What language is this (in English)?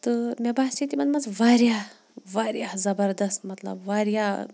Kashmiri